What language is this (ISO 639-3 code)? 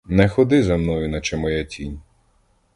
ukr